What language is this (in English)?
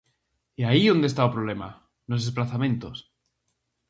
Galician